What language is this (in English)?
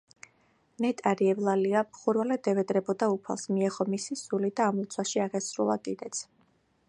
Georgian